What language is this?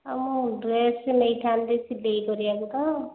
Odia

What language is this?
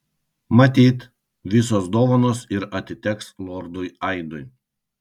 Lithuanian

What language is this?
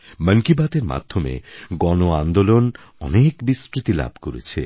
Bangla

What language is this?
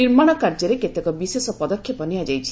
Odia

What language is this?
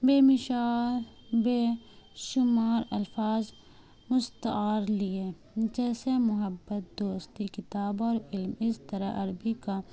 Urdu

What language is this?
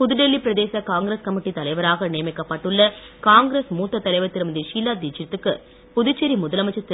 Tamil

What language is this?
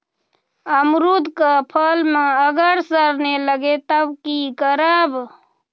Magahi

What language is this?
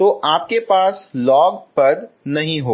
Hindi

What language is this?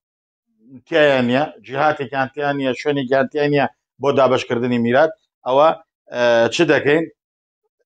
Arabic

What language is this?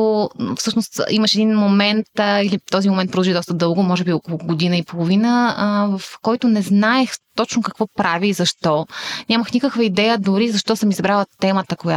Bulgarian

